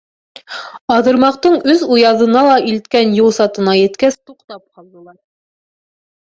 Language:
Bashkir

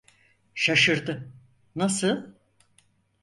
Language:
Turkish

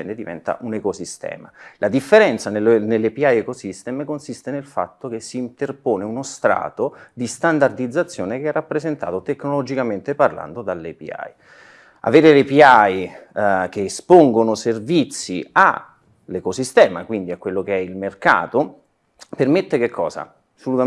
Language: Italian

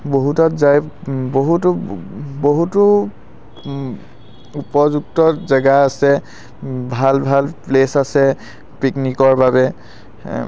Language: Assamese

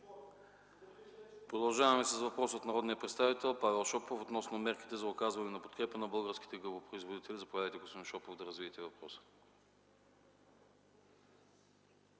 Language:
Bulgarian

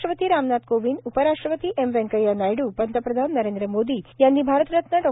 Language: Marathi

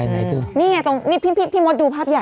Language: Thai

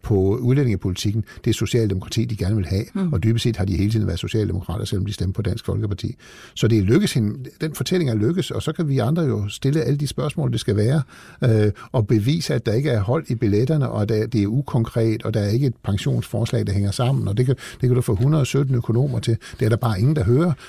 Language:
Danish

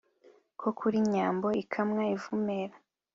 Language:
Kinyarwanda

